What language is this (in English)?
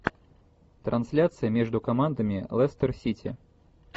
Russian